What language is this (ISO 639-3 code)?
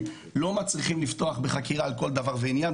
heb